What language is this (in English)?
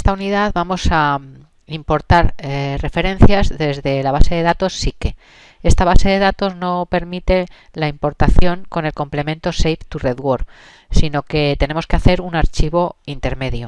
Spanish